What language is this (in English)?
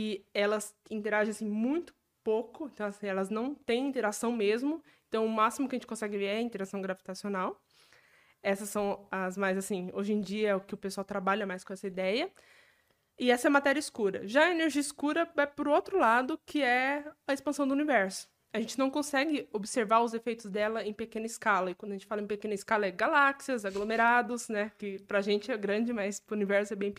Portuguese